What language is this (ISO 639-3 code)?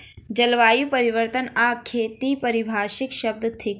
mai